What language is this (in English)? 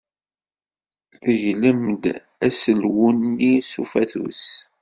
Kabyle